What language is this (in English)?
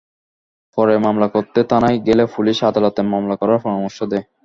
Bangla